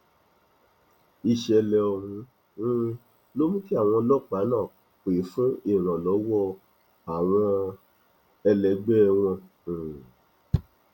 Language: Yoruba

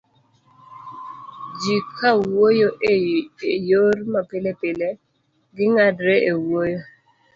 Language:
Luo (Kenya and Tanzania)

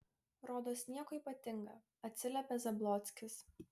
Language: Lithuanian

